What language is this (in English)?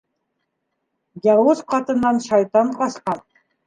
Bashkir